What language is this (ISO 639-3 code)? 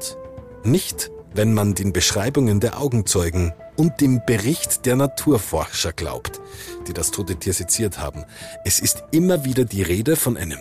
deu